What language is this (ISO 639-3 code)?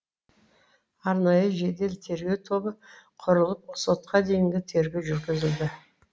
kaz